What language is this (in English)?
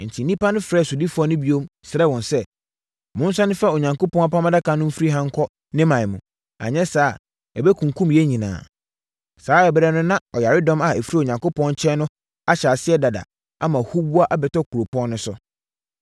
Akan